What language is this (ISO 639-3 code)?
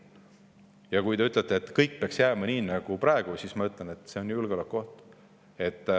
est